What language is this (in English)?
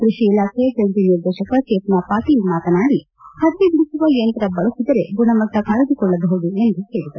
Kannada